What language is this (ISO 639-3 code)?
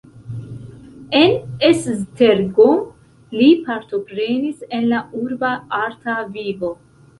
epo